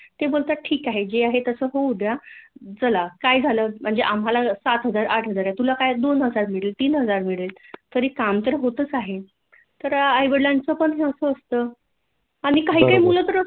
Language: Marathi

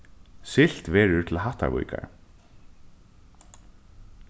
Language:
Faroese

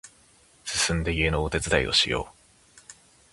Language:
Japanese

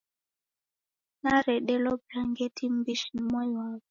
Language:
Taita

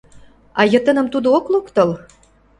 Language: Mari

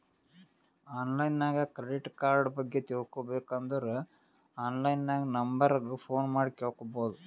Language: Kannada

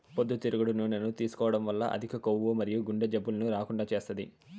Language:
Telugu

